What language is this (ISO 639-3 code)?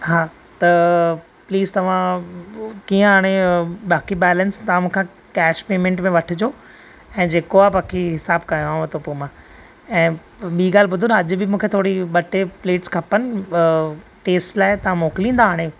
snd